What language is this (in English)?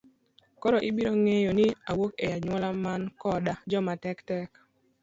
Luo (Kenya and Tanzania)